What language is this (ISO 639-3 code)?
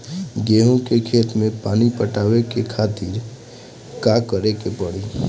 bho